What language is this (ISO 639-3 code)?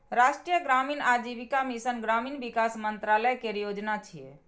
mai